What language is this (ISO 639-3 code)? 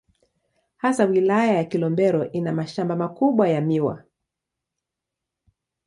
swa